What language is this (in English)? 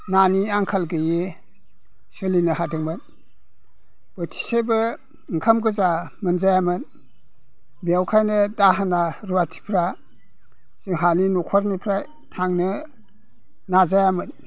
Bodo